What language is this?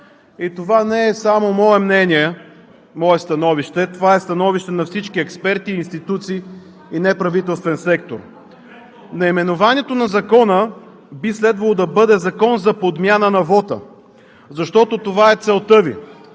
Bulgarian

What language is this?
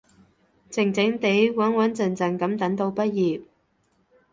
Cantonese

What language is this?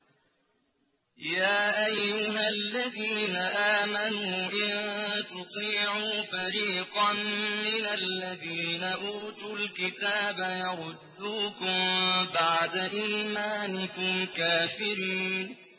Arabic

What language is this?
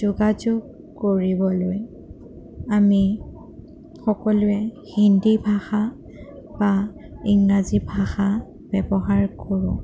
Assamese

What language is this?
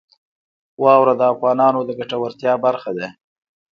Pashto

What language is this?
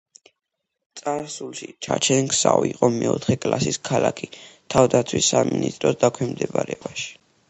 Georgian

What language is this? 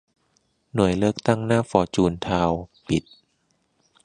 Thai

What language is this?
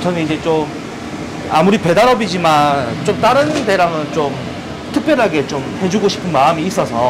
Korean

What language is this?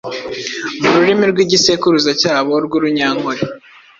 Kinyarwanda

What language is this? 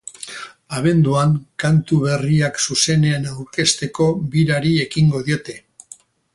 Basque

